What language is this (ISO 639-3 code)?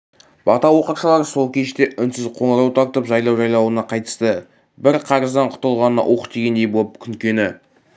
kaz